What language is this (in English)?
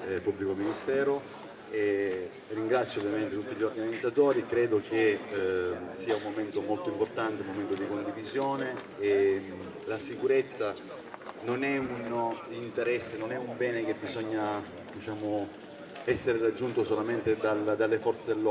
Italian